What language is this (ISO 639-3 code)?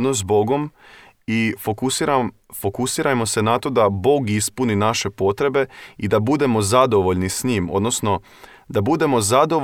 hrv